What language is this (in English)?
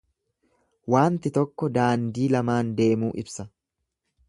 Oromo